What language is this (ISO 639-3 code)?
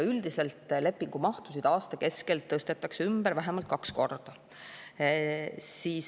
est